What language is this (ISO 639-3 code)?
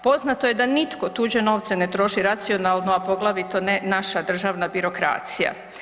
hrv